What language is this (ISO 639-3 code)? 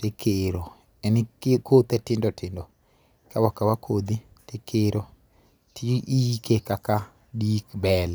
luo